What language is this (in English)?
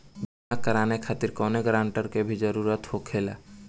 Bhojpuri